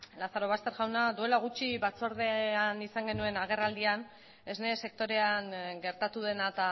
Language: Basque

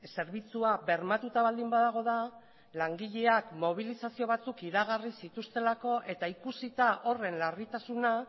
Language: Basque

